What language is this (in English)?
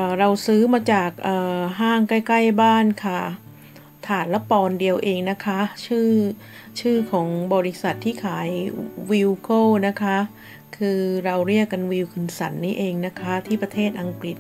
Thai